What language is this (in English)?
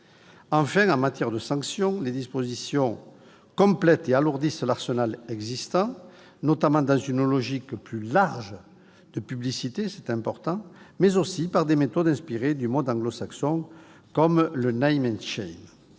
French